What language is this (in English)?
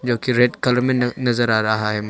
Hindi